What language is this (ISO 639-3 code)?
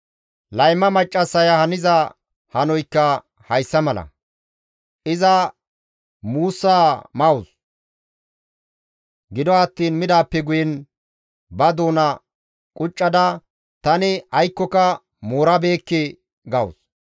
gmv